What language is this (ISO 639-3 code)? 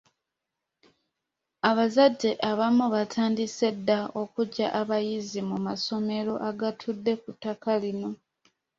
lug